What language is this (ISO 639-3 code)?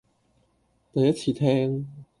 yue